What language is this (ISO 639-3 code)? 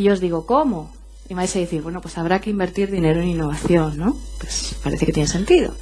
spa